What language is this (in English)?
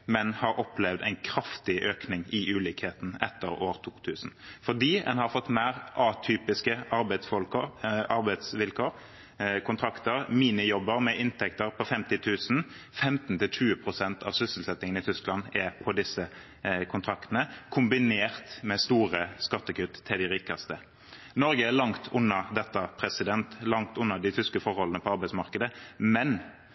Norwegian Bokmål